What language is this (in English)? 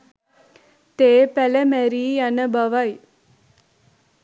Sinhala